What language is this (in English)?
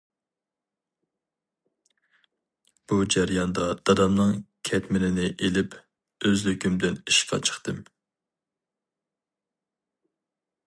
Uyghur